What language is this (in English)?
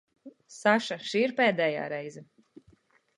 Latvian